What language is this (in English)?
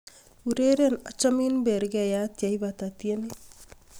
Kalenjin